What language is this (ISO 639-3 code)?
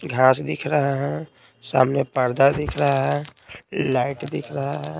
hin